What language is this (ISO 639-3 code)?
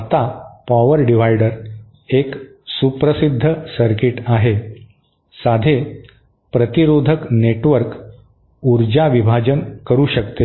mar